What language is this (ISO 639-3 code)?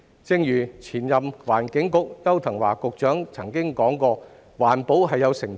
yue